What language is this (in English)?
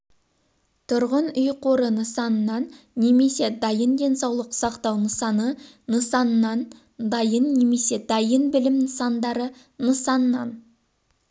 Kazakh